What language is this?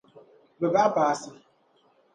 Dagbani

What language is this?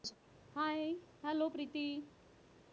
Marathi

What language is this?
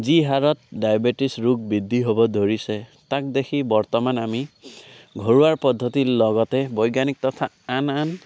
Assamese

